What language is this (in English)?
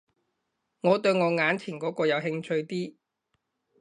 Cantonese